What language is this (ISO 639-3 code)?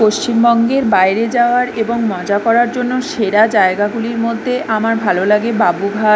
ben